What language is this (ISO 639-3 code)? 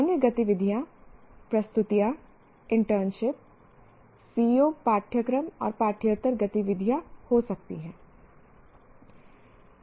hin